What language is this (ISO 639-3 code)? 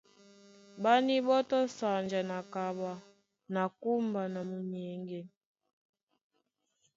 dua